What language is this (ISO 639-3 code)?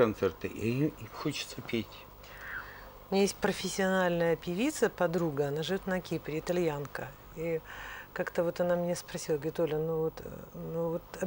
rus